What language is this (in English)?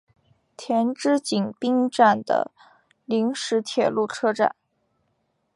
Chinese